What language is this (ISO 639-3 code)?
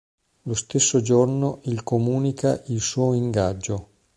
ita